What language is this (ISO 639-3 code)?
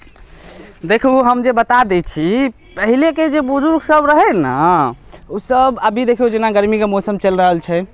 mai